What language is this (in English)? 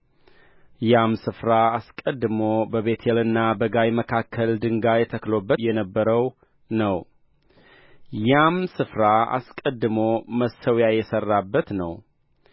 Amharic